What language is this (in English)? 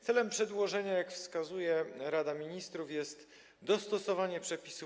Polish